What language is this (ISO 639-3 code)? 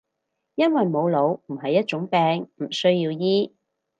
yue